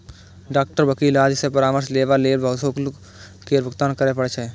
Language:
Maithili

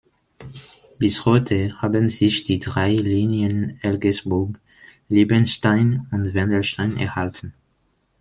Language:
German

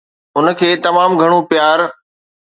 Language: Sindhi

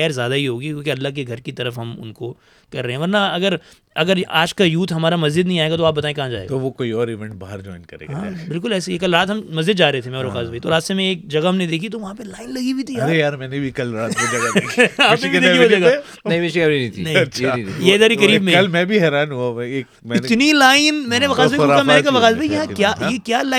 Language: Urdu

